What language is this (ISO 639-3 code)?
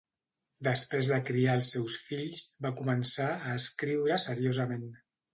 cat